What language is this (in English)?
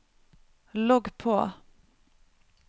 Norwegian